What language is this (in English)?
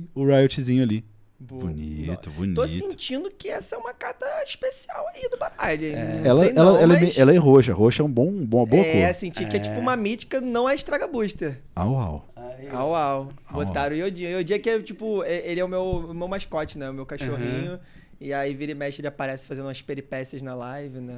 Portuguese